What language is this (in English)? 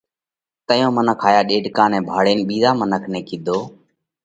Parkari Koli